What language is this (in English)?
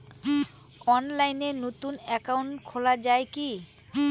Bangla